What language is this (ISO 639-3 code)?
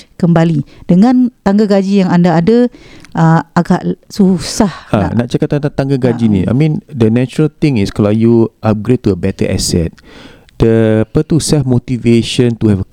msa